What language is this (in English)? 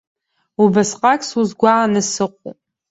Abkhazian